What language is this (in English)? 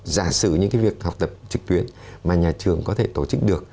Vietnamese